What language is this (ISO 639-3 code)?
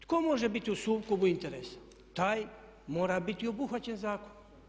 hrv